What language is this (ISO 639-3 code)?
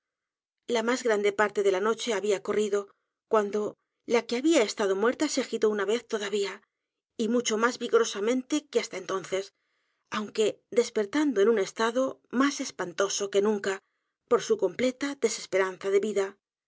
spa